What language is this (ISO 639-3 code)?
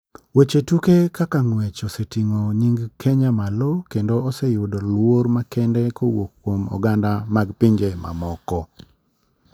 luo